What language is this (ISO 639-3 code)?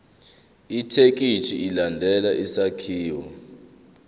zul